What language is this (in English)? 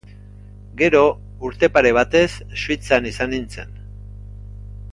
Basque